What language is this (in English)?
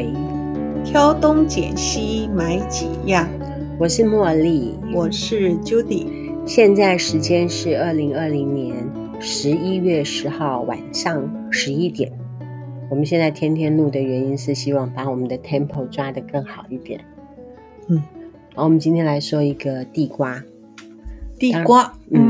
Chinese